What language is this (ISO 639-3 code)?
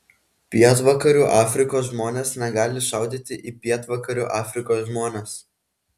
lit